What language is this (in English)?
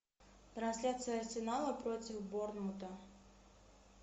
Russian